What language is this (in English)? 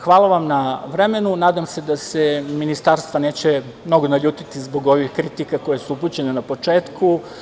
Serbian